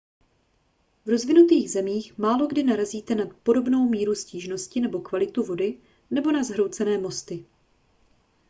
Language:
Czech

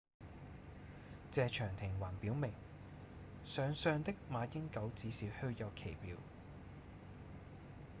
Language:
Cantonese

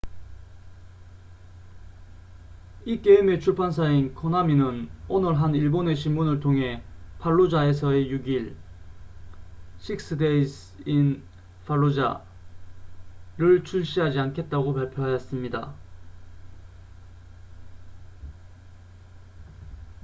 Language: Korean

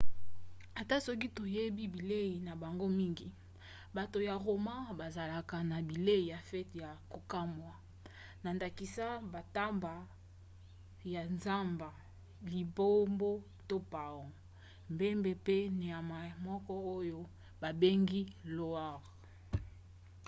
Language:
Lingala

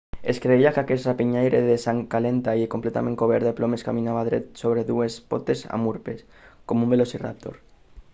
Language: Catalan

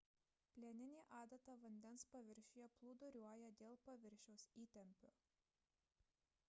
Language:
Lithuanian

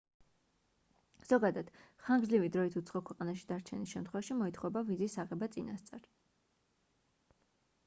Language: Georgian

